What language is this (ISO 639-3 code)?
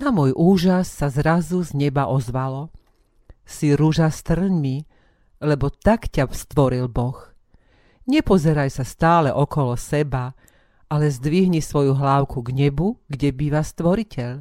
slk